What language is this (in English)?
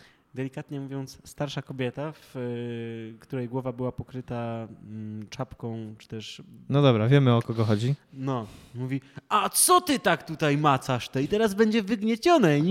Polish